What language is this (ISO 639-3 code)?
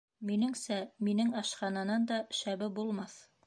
bak